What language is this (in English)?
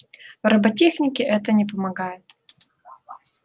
Russian